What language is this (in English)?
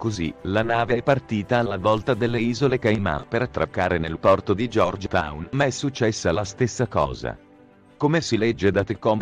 Italian